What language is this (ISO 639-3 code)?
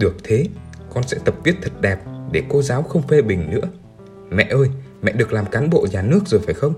vie